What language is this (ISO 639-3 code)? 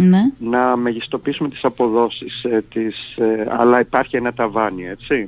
ell